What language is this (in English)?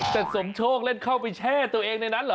Thai